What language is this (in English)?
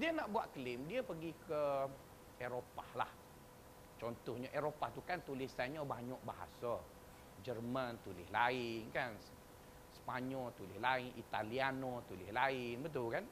Malay